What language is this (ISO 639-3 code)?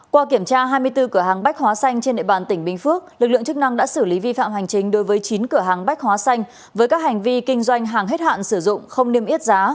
vie